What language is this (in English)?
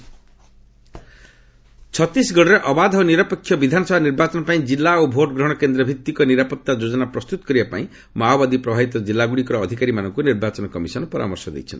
Odia